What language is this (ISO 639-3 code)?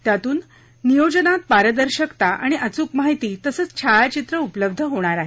mar